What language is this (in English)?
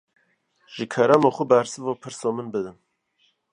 Kurdish